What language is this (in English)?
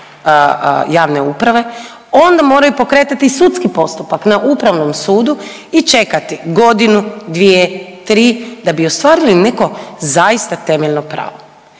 Croatian